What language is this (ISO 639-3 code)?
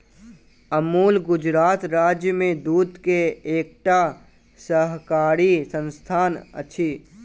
mai